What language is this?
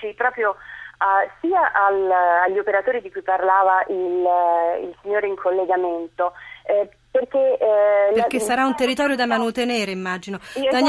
Italian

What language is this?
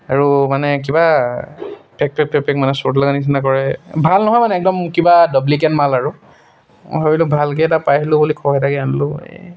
Assamese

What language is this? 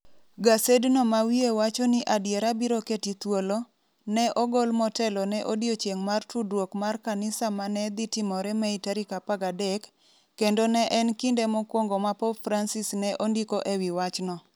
Luo (Kenya and Tanzania)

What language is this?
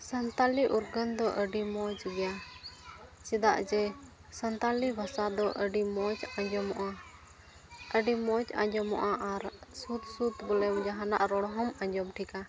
Santali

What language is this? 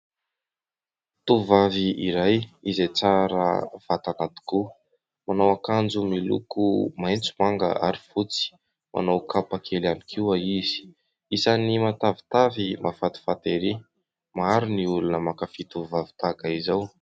Malagasy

